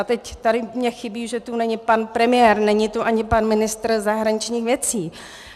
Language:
Czech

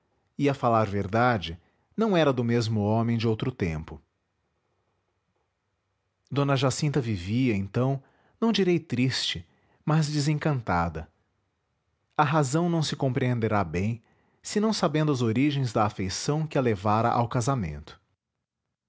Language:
Portuguese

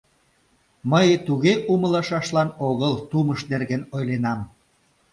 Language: Mari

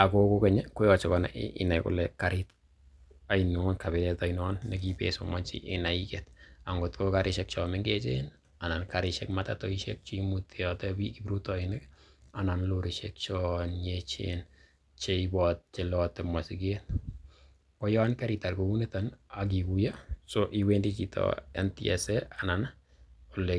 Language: Kalenjin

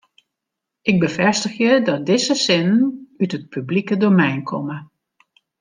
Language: Western Frisian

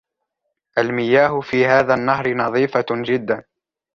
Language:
Arabic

